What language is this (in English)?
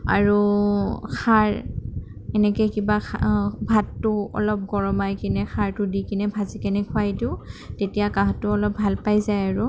Assamese